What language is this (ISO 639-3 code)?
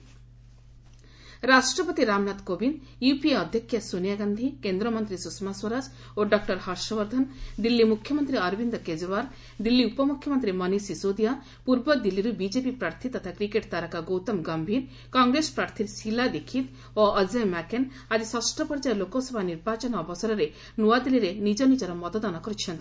ori